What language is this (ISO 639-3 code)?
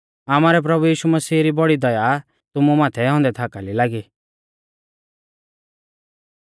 bfz